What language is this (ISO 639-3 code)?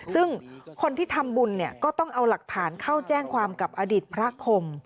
tha